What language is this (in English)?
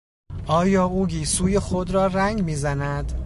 Persian